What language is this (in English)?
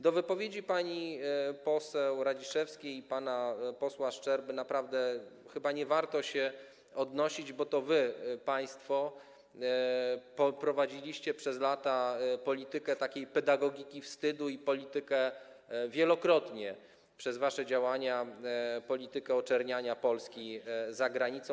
Polish